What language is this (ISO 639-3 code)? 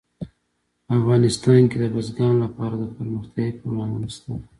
pus